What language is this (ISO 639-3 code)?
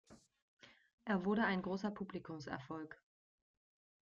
deu